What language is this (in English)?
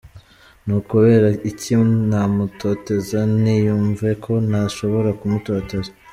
Kinyarwanda